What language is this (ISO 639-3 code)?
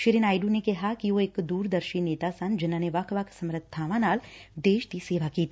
pan